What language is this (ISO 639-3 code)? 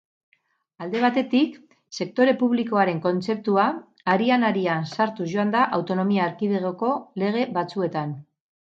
eus